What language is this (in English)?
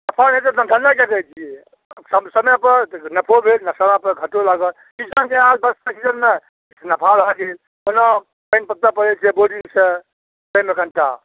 Maithili